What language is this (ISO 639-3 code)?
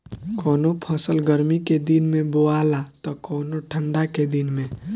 bho